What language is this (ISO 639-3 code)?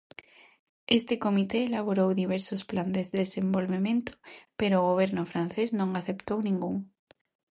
glg